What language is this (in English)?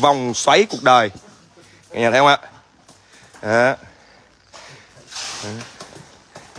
Vietnamese